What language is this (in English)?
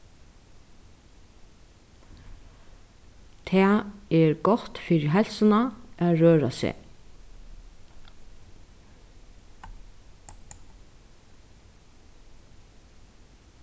Faroese